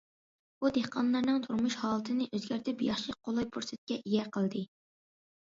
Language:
Uyghur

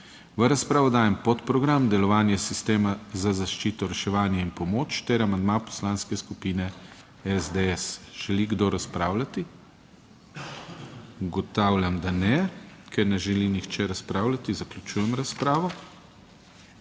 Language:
Slovenian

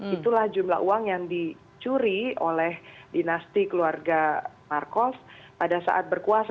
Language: Indonesian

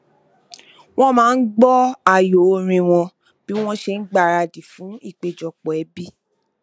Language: Yoruba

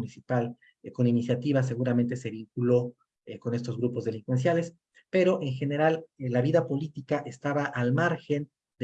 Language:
Spanish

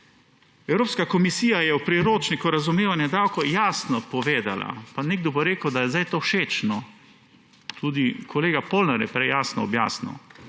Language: Slovenian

